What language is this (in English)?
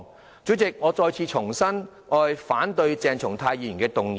Cantonese